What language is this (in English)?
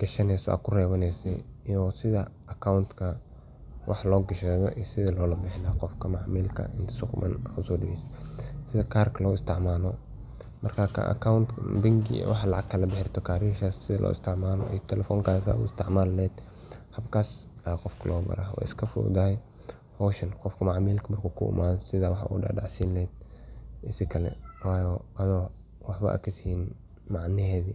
Somali